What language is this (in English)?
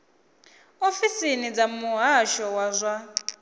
Venda